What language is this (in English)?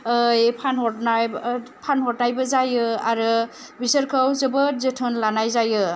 Bodo